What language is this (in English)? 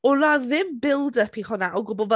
Welsh